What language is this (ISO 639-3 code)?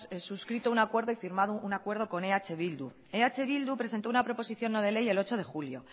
spa